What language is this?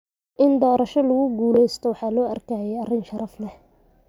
Somali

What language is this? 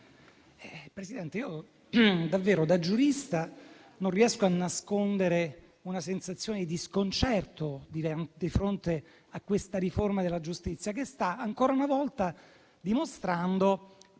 Italian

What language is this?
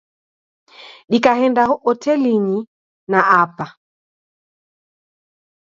Taita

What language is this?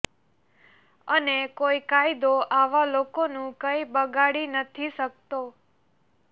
Gujarati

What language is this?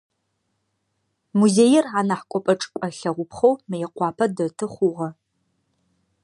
Adyghe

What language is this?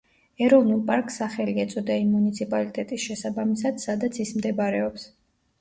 Georgian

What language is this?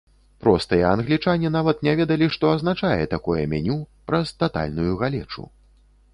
Belarusian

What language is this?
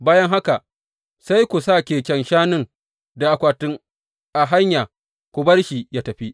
Hausa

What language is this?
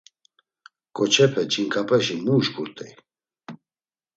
Laz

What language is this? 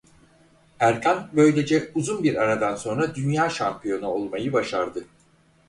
Turkish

